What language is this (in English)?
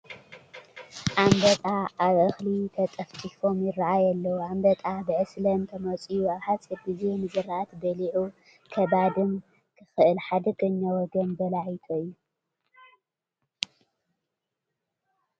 Tigrinya